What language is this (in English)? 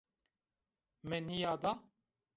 Zaza